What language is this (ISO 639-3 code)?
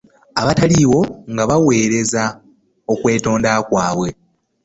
lug